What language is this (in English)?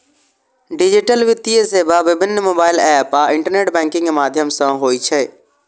Maithili